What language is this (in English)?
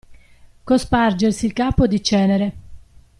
Italian